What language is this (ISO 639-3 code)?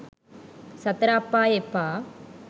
sin